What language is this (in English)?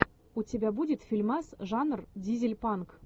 Russian